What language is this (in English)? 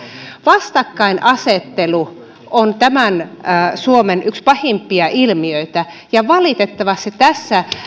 Finnish